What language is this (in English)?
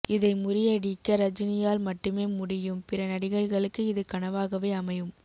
Tamil